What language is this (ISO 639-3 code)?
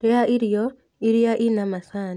kik